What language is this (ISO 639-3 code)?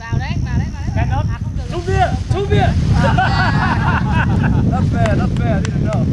vie